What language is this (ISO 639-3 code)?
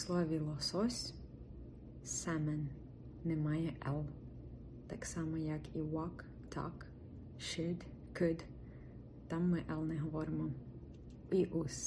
ukr